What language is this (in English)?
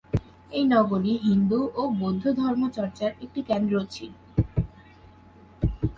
Bangla